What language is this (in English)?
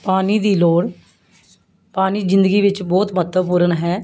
Punjabi